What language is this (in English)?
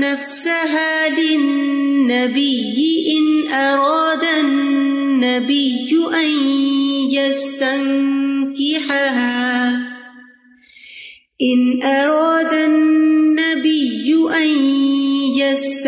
Urdu